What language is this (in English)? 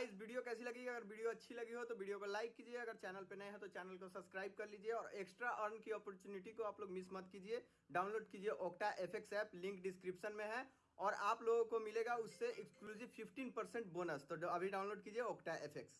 Nepali